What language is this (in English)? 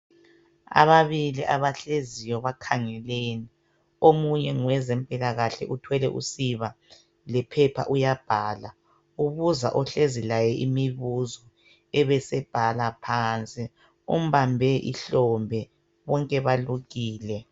North Ndebele